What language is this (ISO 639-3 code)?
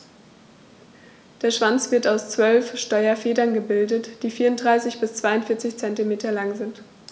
deu